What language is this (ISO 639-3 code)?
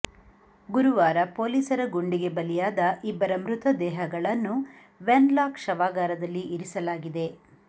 kan